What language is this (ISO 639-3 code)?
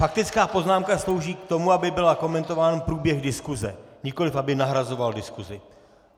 ces